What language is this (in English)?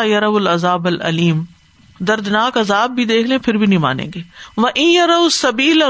Urdu